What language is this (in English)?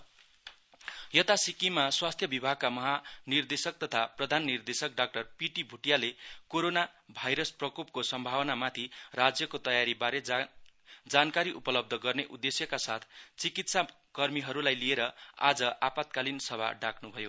Nepali